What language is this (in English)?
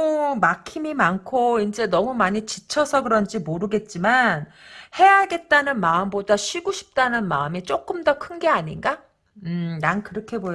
Korean